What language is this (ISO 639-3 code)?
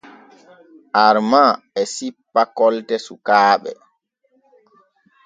fue